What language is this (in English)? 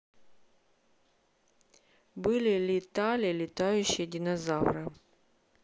Russian